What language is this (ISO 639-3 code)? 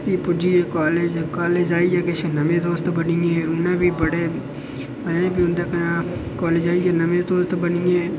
doi